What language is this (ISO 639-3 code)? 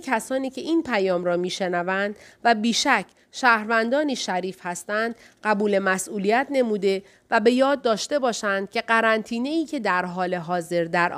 fas